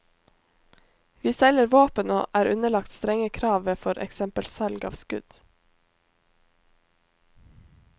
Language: Norwegian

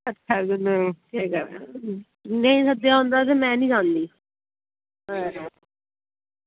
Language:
Dogri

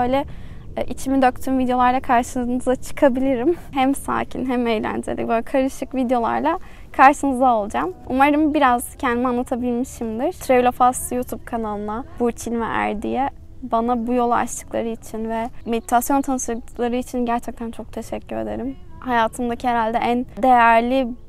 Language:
Turkish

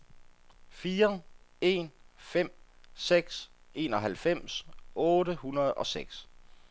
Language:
Danish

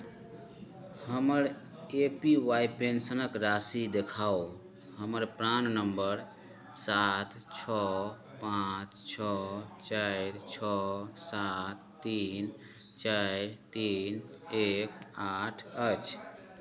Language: Maithili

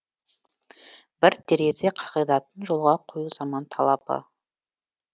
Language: Kazakh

